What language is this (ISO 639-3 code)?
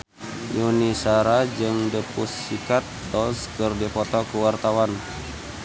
sun